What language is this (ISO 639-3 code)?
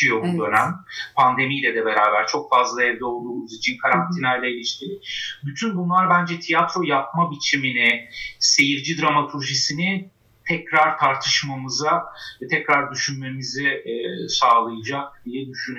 tur